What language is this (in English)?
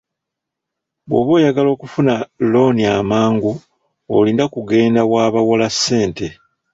Ganda